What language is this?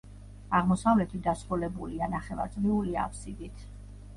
Georgian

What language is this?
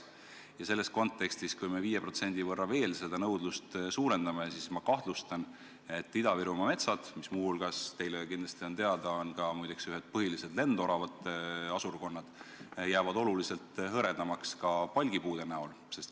Estonian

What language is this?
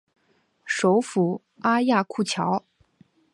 Chinese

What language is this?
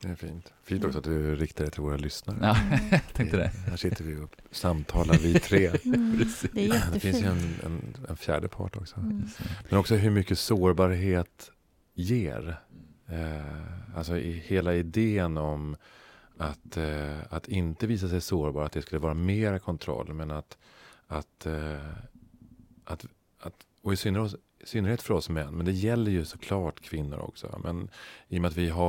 Swedish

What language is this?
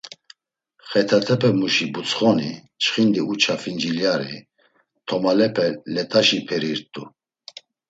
Laz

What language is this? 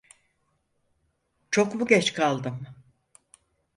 Turkish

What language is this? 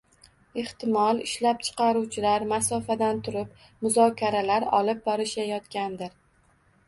Uzbek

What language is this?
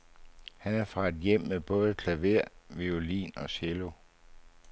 Danish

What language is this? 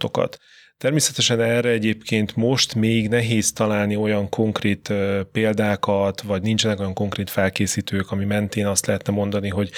Hungarian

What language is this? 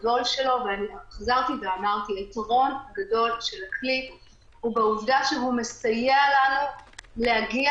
Hebrew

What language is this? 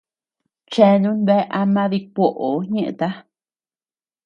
Tepeuxila Cuicatec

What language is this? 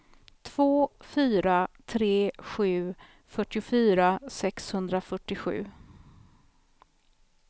Swedish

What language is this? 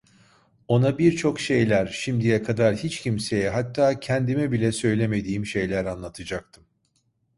Turkish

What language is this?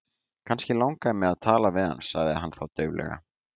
Icelandic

